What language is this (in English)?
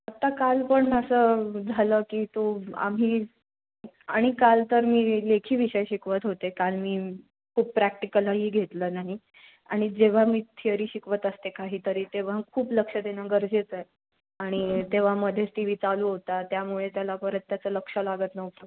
Marathi